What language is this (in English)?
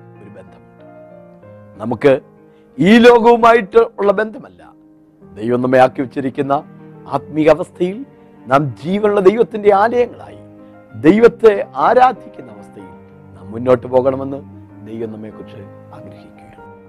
Malayalam